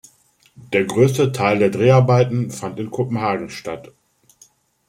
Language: German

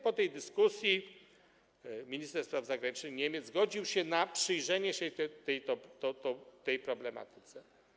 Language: Polish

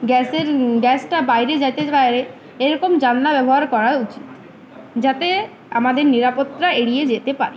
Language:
Bangla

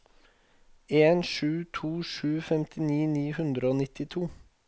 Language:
Norwegian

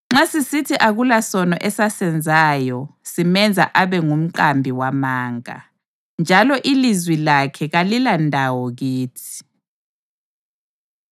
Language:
North Ndebele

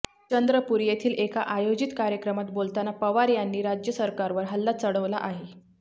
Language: Marathi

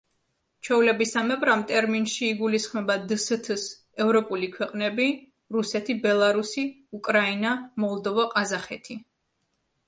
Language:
Georgian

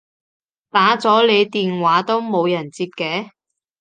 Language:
Cantonese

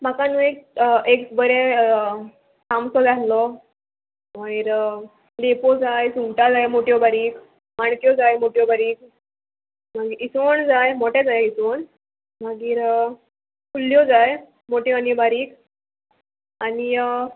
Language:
Konkani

